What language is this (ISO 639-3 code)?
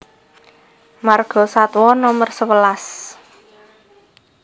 jav